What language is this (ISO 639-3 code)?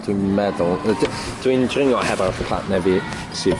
cym